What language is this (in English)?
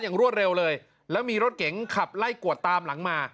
Thai